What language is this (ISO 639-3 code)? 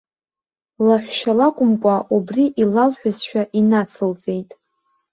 abk